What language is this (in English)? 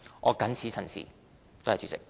Cantonese